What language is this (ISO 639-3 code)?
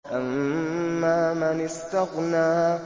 ara